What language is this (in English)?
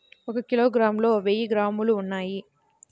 Telugu